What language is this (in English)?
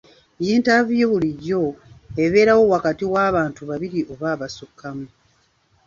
Ganda